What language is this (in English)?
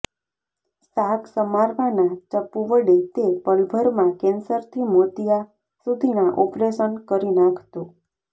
Gujarati